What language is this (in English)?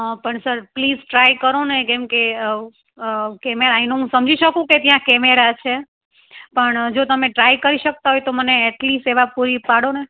Gujarati